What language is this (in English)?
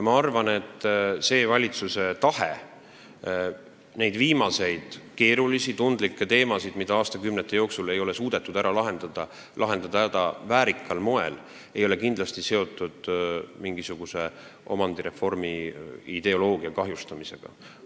Estonian